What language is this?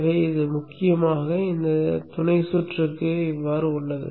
Tamil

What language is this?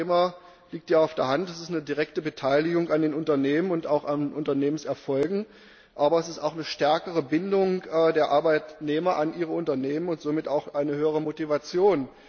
German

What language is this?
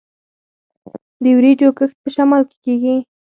Pashto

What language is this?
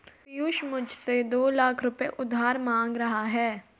Hindi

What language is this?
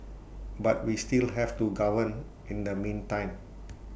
English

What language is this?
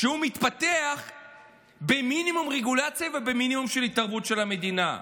Hebrew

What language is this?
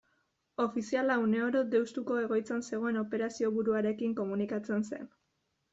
Basque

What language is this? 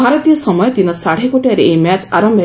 Odia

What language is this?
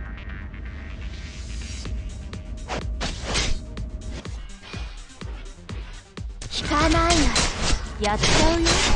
Japanese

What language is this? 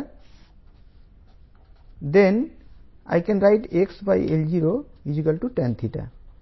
Telugu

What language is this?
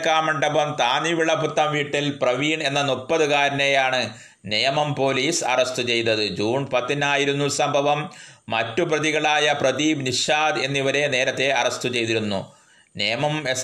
Malayalam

